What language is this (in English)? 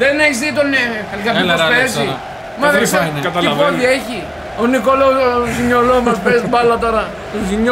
Greek